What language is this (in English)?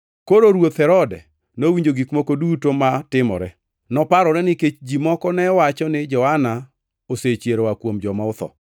Luo (Kenya and Tanzania)